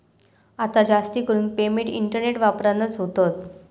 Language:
Marathi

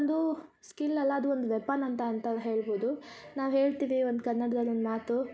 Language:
Kannada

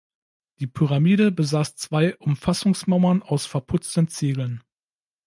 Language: German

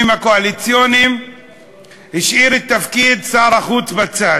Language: Hebrew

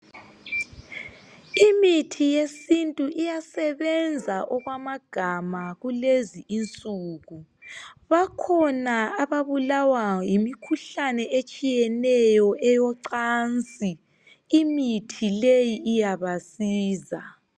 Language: North Ndebele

